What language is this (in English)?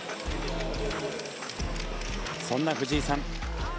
Japanese